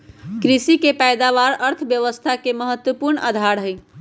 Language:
Magahi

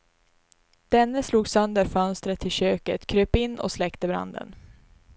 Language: Swedish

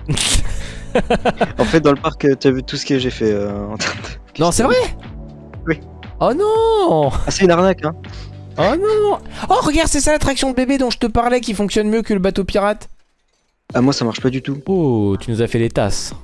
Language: French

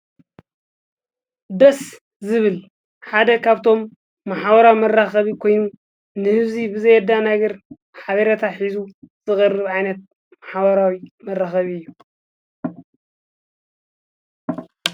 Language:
Tigrinya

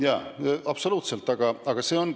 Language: Estonian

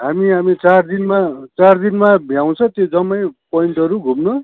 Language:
Nepali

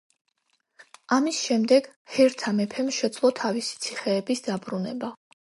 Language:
Georgian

